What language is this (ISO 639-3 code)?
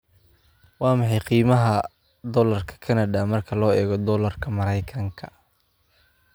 som